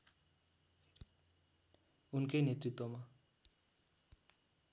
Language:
Nepali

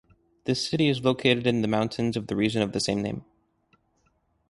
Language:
English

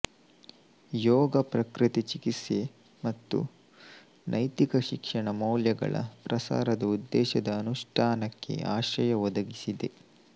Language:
Kannada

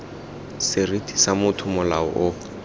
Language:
Tswana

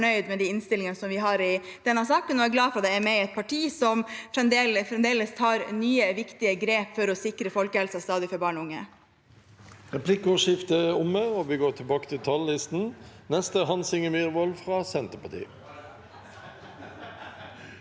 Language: Norwegian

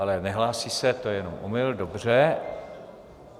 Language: Czech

